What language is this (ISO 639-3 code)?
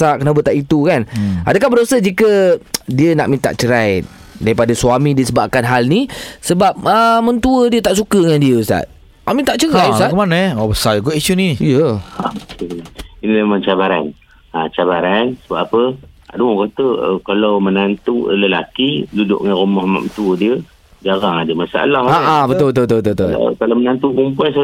msa